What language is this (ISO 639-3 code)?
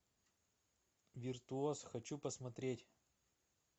rus